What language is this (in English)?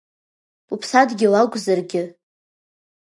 Abkhazian